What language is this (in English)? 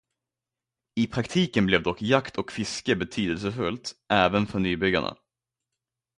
Swedish